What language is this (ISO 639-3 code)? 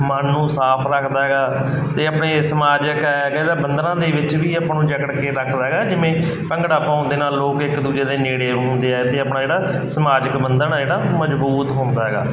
pan